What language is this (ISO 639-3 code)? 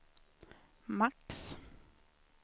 swe